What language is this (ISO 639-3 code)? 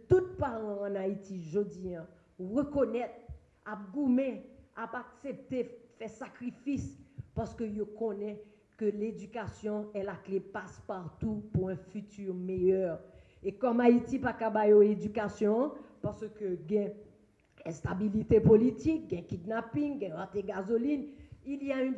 fra